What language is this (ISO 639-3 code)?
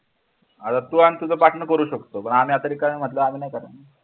mar